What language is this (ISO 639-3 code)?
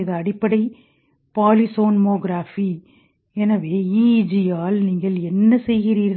tam